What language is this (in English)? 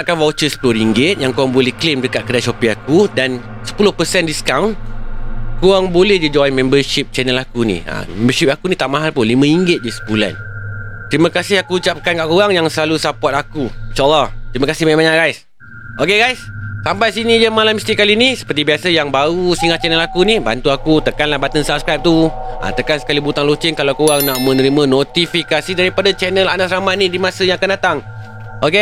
Malay